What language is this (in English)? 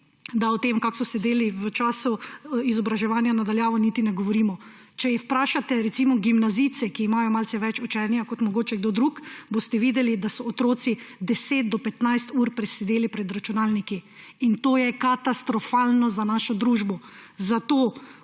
Slovenian